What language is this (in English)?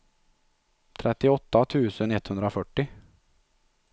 Swedish